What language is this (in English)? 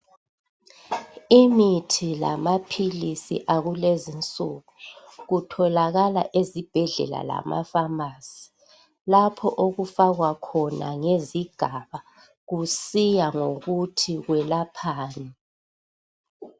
North Ndebele